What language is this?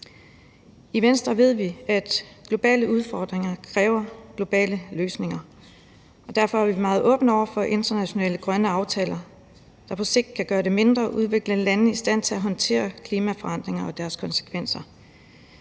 Danish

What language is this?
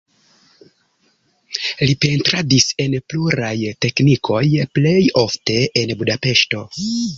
Esperanto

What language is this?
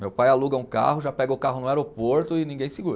Portuguese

